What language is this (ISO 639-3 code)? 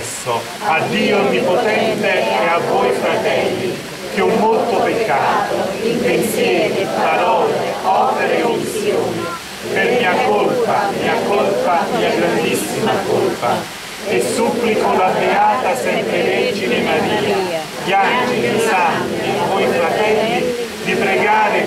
ita